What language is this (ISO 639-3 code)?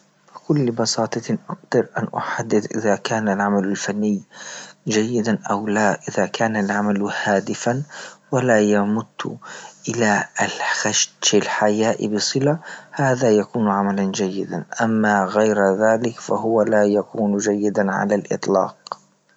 ayl